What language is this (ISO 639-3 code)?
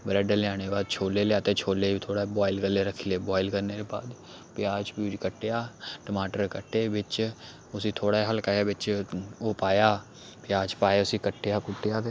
doi